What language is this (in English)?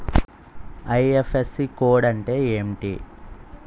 Telugu